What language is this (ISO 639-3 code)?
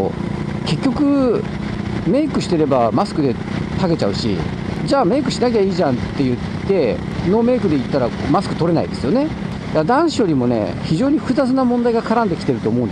jpn